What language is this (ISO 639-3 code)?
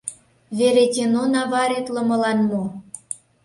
chm